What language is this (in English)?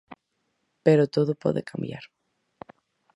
Galician